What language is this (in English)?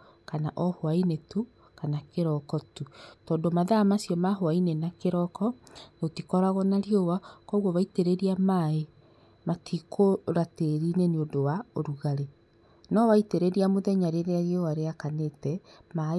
Kikuyu